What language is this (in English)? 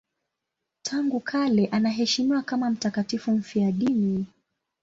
Swahili